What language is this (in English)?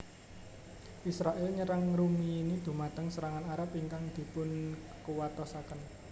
Javanese